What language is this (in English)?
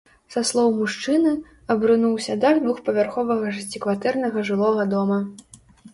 Belarusian